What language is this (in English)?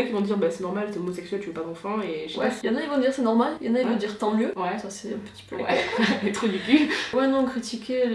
French